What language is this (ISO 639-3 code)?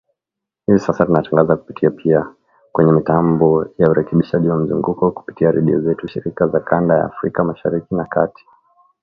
swa